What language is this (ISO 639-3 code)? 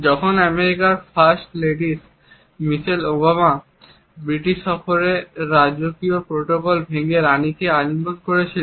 ben